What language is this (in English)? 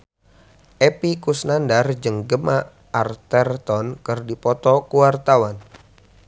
Sundanese